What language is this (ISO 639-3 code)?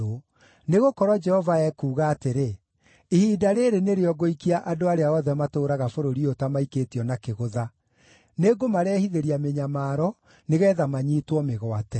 kik